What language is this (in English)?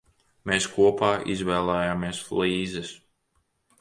Latvian